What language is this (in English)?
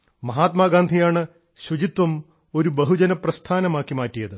Malayalam